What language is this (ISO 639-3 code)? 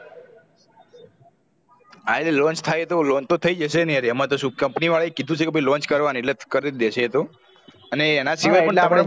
guj